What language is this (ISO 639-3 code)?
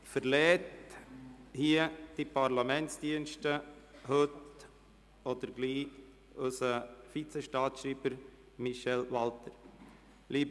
gsw